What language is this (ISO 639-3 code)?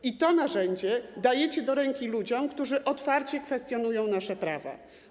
pol